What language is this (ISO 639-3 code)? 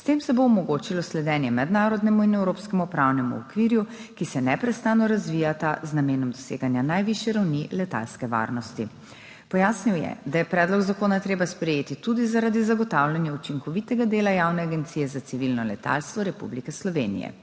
slv